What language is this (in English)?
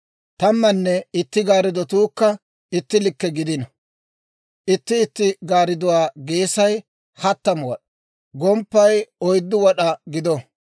Dawro